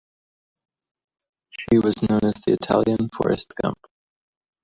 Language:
English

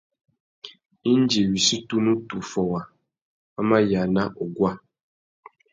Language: Tuki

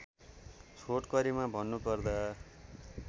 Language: Nepali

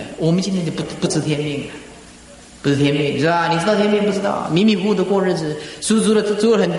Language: Chinese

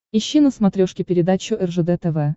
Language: Russian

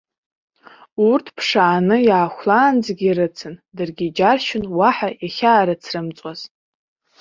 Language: Abkhazian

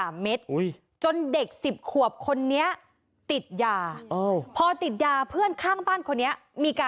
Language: Thai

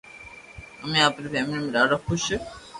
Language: Loarki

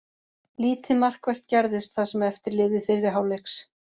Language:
Icelandic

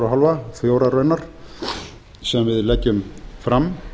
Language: Icelandic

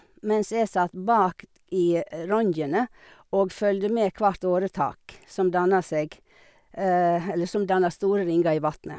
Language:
Norwegian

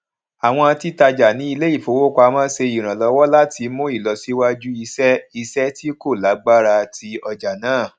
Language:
Yoruba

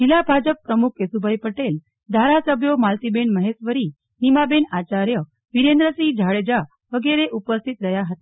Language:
Gujarati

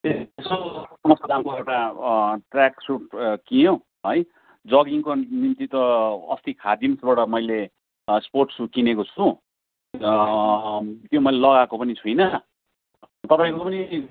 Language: Nepali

